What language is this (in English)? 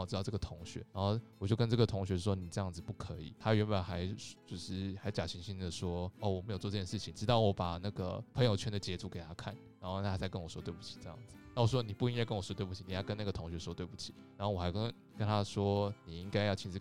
Chinese